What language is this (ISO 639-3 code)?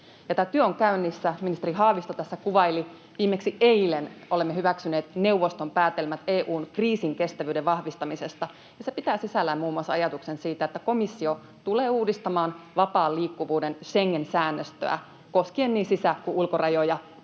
fin